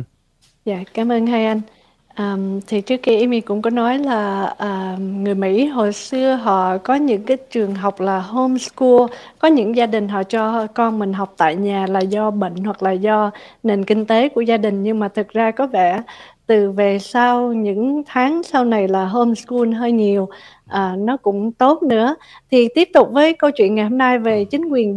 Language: Vietnamese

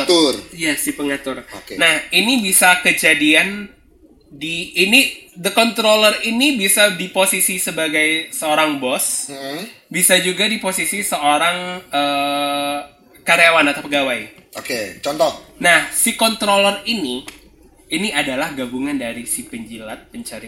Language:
Indonesian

